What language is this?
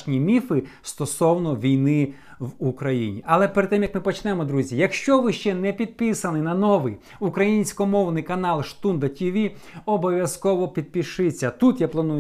Ukrainian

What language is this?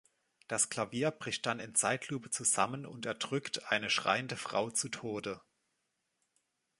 German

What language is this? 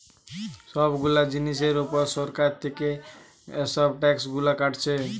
Bangla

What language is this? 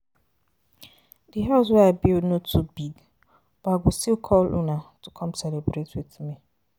Nigerian Pidgin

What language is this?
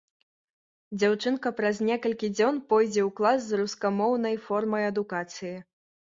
Belarusian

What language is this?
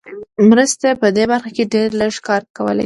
Pashto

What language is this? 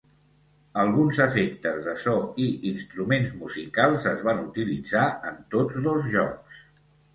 Catalan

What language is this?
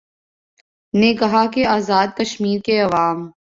Urdu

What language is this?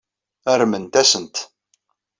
Kabyle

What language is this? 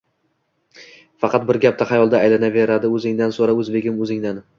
Uzbek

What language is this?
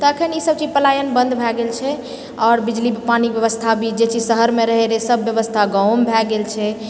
Maithili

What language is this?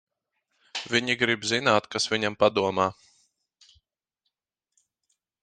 Latvian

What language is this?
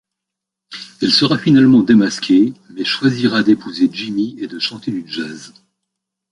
French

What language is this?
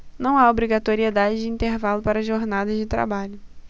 Portuguese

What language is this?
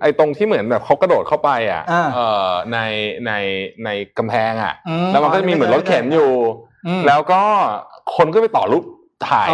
Thai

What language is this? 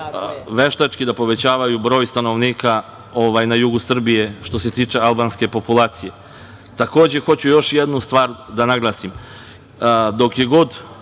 Serbian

